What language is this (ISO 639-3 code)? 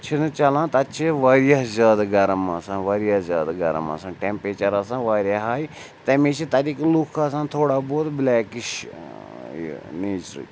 kas